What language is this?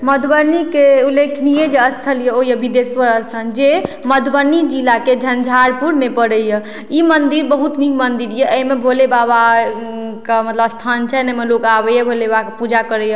Maithili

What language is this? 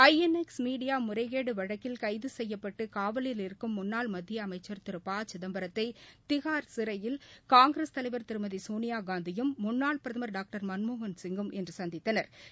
Tamil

